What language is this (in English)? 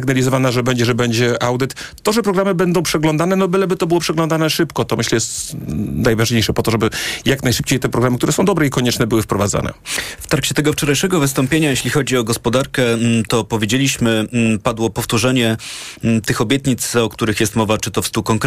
Polish